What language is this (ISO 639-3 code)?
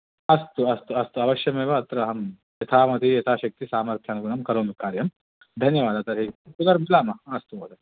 san